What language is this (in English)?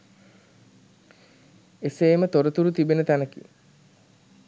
Sinhala